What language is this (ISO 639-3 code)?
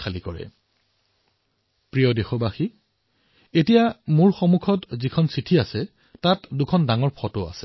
asm